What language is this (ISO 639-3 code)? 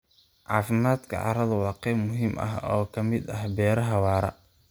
som